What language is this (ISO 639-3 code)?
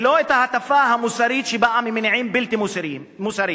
heb